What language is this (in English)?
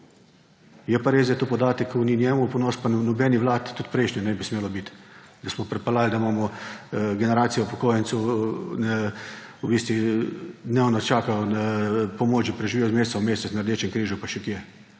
Slovenian